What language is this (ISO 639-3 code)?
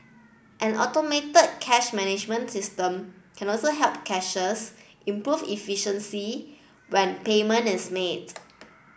eng